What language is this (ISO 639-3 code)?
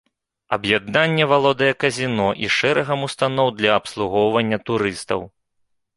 bel